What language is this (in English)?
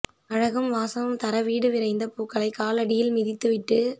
Tamil